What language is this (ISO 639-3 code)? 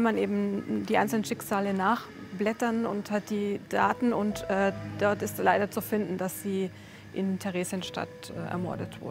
deu